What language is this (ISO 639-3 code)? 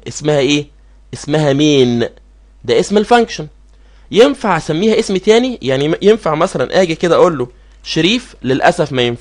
ara